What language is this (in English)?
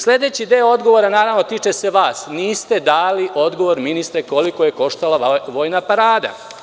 Serbian